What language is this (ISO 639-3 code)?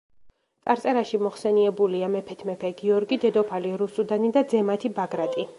kat